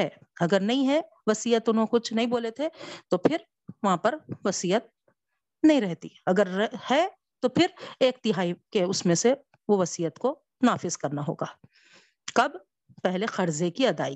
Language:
Urdu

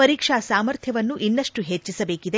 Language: Kannada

